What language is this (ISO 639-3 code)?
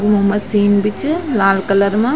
gbm